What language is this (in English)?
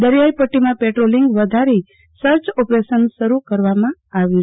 Gujarati